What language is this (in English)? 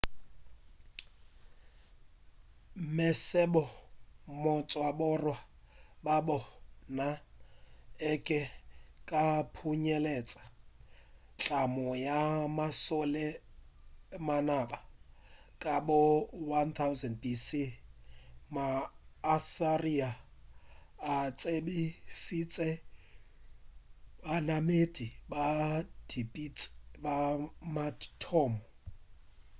Northern Sotho